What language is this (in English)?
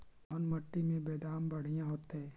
Magahi